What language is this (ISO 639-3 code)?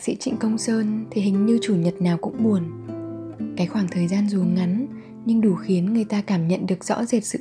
vie